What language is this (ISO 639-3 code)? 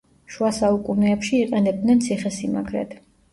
kat